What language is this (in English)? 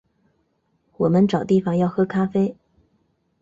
Chinese